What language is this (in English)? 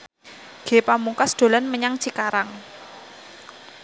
Javanese